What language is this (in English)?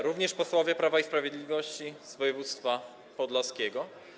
Polish